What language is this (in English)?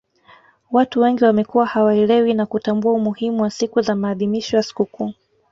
Swahili